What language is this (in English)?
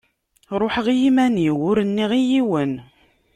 Kabyle